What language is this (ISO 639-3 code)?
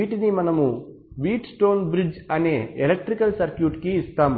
tel